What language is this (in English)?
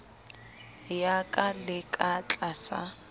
Southern Sotho